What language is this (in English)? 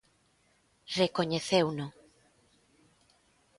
Galician